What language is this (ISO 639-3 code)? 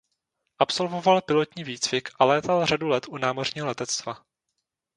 ces